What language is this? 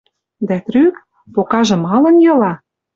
Western Mari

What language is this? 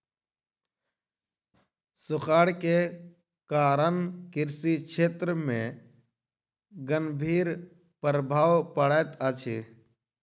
Maithili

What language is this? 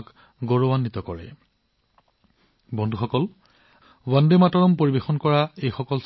Assamese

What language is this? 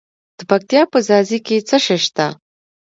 Pashto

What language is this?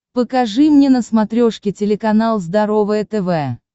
Russian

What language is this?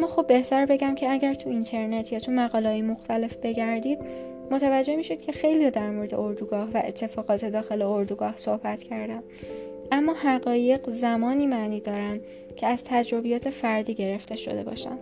Persian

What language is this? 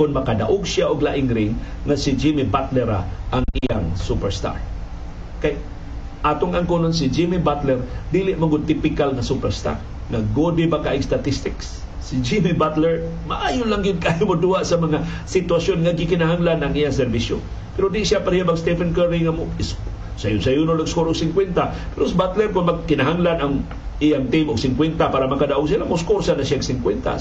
Filipino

